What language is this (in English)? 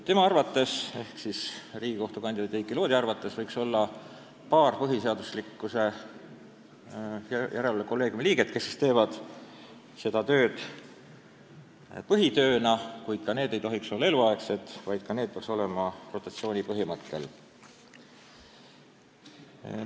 Estonian